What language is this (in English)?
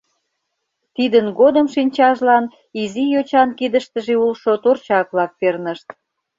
Mari